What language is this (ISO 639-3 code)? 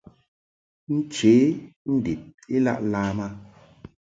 mhk